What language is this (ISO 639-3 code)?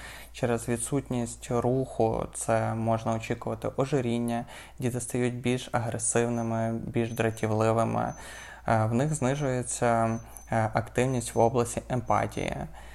ukr